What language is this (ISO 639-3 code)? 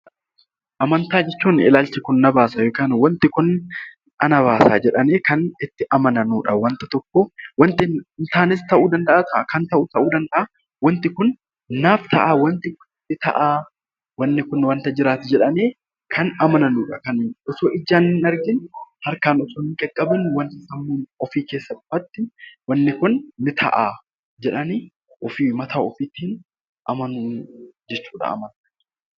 orm